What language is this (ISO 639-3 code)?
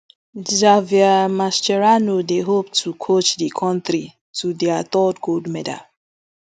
pcm